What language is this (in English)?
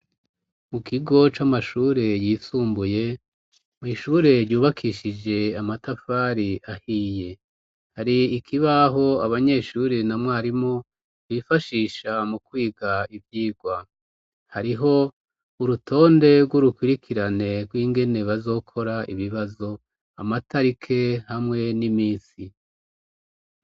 Rundi